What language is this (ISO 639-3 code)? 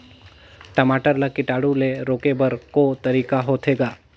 hne